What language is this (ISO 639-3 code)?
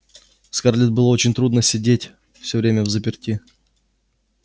rus